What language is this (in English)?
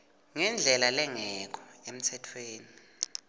Swati